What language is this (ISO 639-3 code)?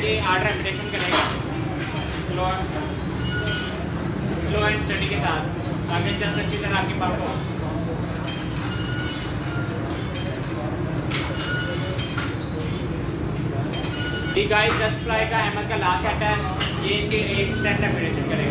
hin